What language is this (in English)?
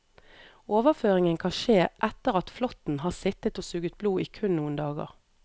Norwegian